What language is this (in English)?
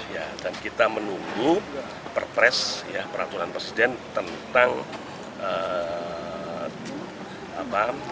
Indonesian